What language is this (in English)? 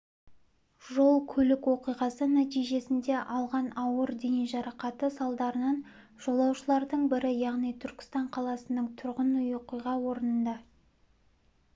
Kazakh